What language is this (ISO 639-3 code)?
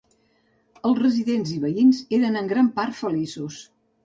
cat